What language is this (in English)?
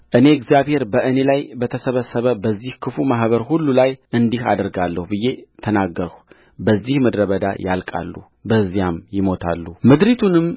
Amharic